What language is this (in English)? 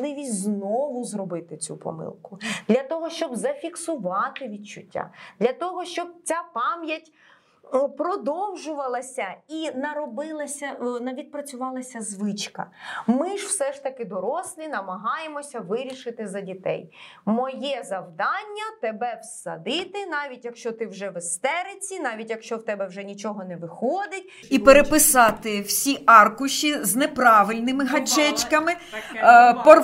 Ukrainian